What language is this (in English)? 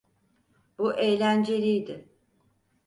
Turkish